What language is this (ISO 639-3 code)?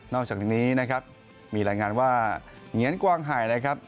tha